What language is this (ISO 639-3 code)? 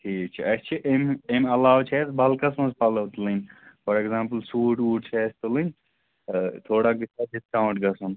kas